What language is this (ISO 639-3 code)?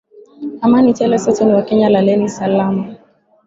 swa